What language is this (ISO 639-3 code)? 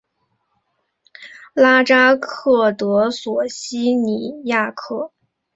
zho